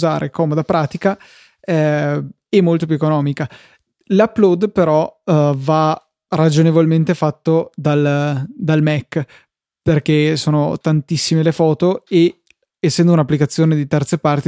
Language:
Italian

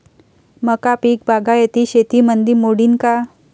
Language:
Marathi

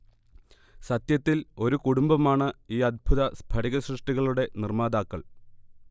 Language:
Malayalam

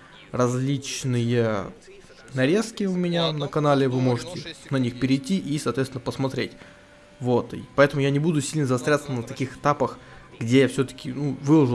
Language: Russian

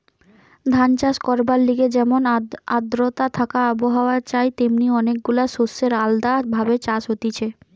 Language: Bangla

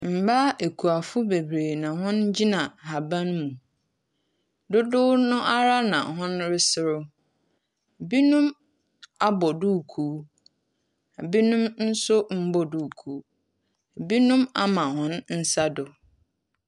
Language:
Akan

